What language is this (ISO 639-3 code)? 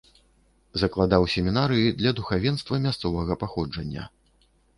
bel